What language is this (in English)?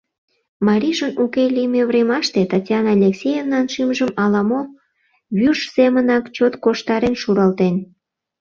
Mari